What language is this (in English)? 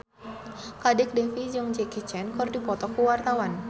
Sundanese